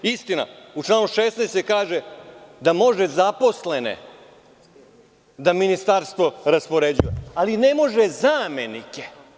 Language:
Serbian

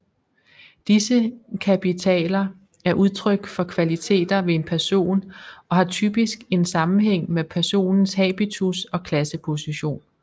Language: Danish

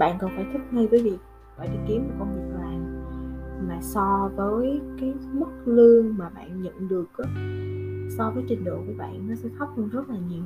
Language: Vietnamese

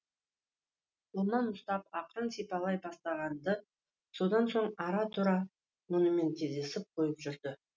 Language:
Kazakh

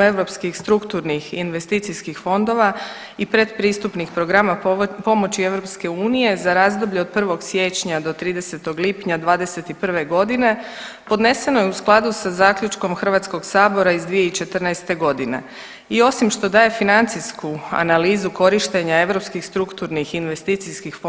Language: Croatian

